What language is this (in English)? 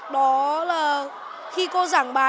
Vietnamese